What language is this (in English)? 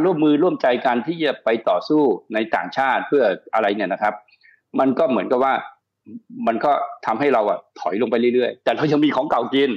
Thai